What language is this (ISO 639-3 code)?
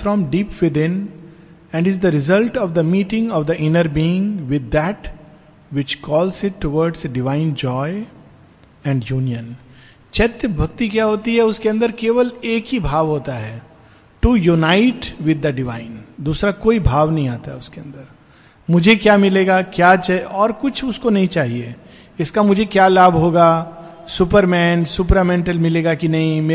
hin